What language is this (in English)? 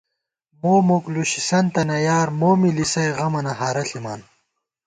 Gawar-Bati